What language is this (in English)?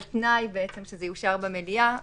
Hebrew